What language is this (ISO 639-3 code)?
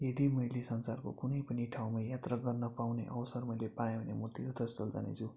nep